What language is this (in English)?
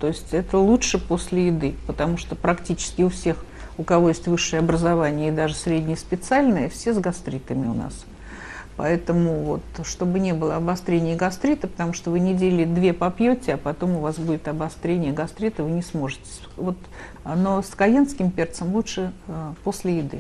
Russian